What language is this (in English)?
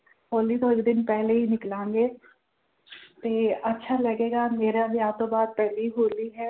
Punjabi